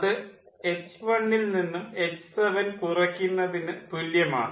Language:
Malayalam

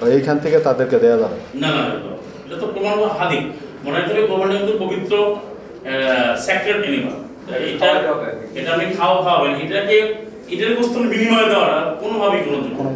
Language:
Bangla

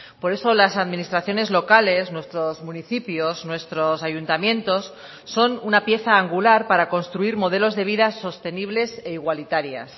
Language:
Spanish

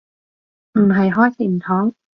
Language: Cantonese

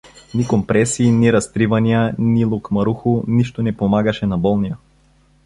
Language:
Bulgarian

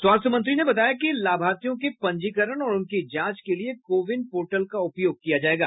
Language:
Hindi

